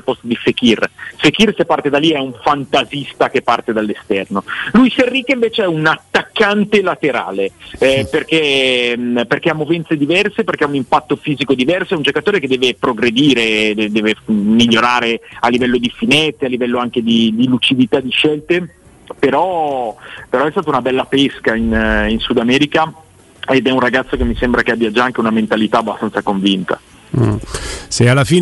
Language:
Italian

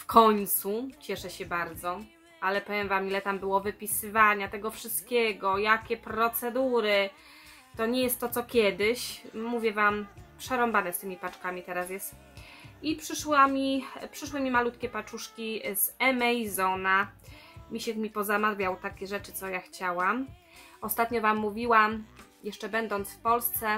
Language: Polish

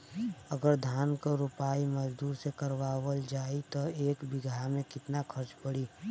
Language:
Bhojpuri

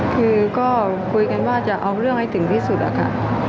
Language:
Thai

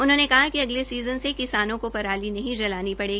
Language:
Hindi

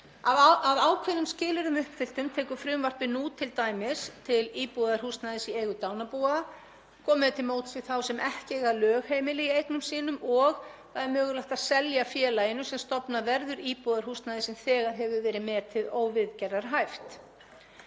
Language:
Icelandic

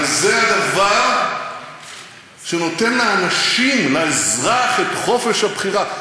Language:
Hebrew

